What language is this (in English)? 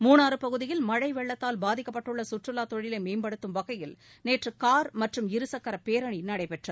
Tamil